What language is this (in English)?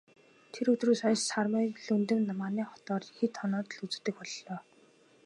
Mongolian